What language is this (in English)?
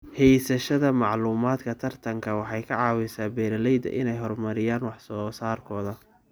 Somali